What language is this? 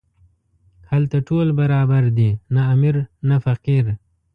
Pashto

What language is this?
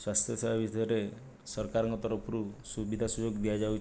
Odia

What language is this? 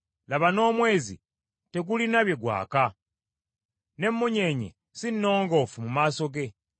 Ganda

